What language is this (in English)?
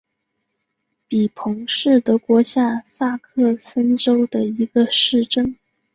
Chinese